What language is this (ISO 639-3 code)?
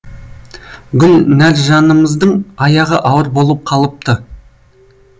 kaz